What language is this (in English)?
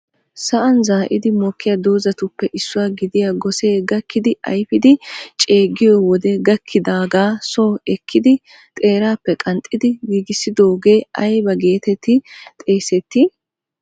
Wolaytta